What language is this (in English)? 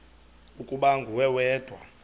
Xhosa